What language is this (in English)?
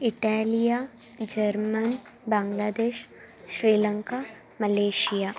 Sanskrit